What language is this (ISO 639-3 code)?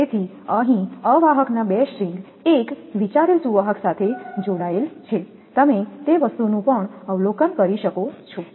guj